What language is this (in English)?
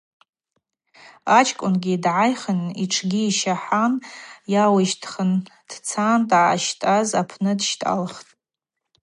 Abaza